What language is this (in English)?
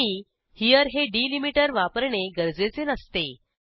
Marathi